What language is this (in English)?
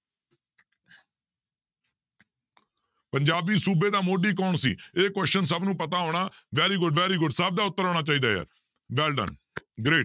Punjabi